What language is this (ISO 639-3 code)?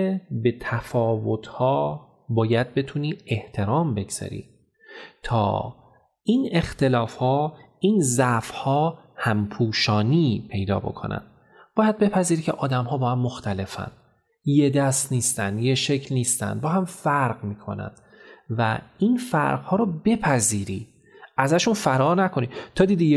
fas